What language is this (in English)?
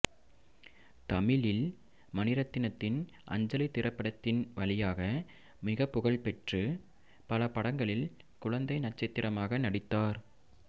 Tamil